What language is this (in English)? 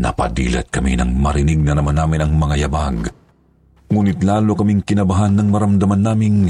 Filipino